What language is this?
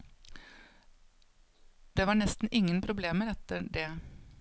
Norwegian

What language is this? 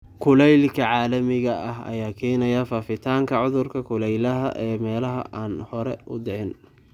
Somali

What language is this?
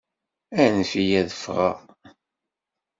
Kabyle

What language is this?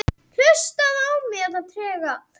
Icelandic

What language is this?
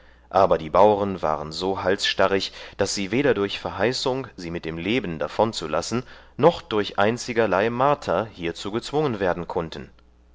German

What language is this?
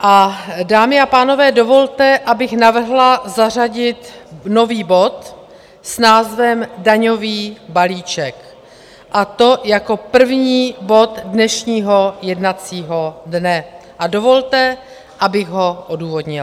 Czech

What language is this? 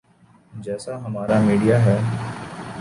Urdu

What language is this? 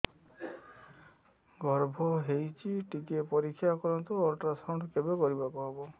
Odia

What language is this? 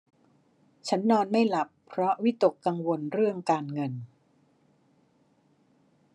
Thai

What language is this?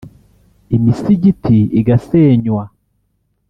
Kinyarwanda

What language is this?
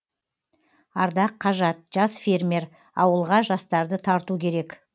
Kazakh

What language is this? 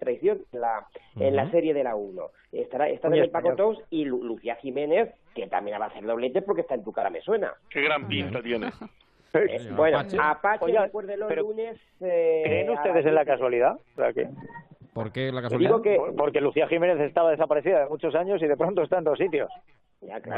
Spanish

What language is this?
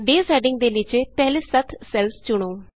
Punjabi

